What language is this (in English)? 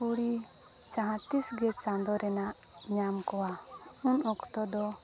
Santali